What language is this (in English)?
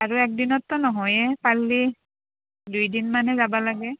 Assamese